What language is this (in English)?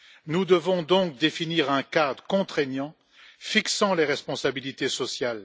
French